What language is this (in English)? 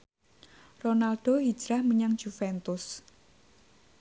Javanese